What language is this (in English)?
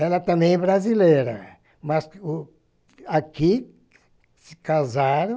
Portuguese